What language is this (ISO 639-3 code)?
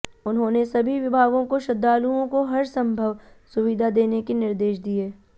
hin